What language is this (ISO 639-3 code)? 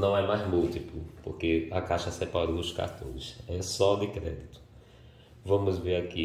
por